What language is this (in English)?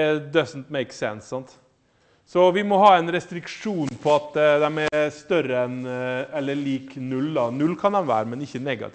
Norwegian